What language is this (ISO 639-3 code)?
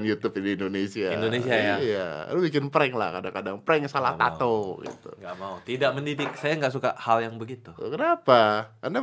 ind